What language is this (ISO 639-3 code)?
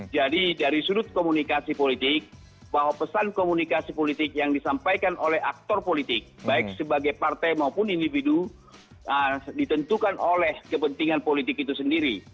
ind